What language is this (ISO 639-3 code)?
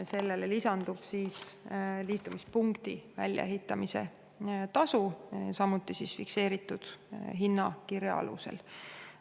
est